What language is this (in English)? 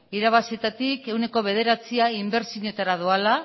Basque